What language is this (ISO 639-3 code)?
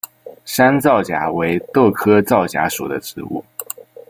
zho